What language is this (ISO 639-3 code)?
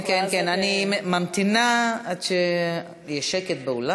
heb